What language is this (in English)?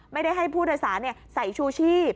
Thai